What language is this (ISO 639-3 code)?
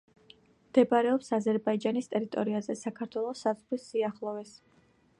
kat